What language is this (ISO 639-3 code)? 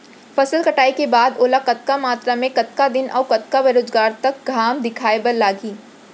hne